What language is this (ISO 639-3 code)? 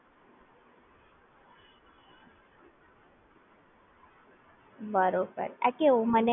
guj